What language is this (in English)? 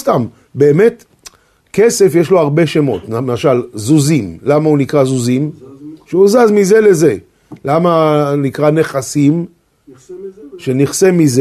Hebrew